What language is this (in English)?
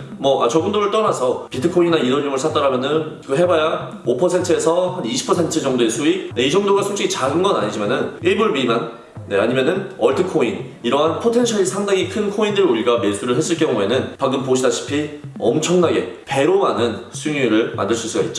Korean